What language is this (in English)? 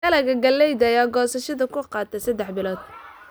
Somali